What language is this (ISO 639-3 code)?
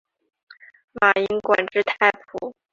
zho